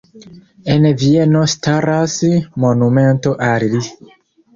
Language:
Esperanto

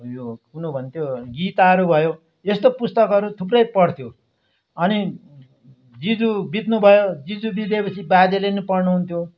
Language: Nepali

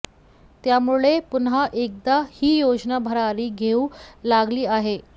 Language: Marathi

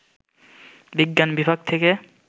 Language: Bangla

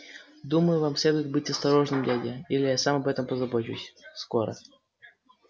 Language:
Russian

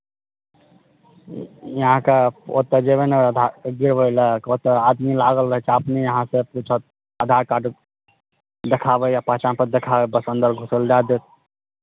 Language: Maithili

